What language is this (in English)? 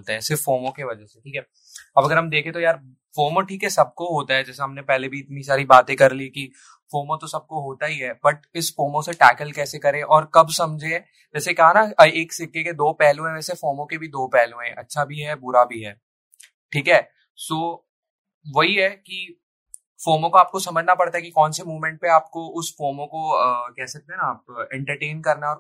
Hindi